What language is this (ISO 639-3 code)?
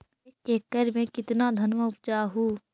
mag